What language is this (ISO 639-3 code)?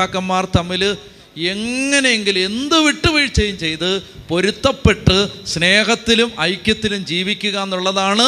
mal